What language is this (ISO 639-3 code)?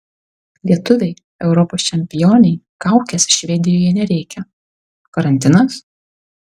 lit